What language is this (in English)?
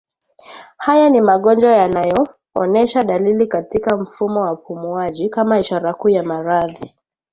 Swahili